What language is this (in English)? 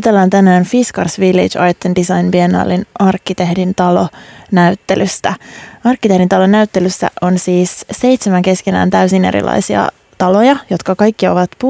Finnish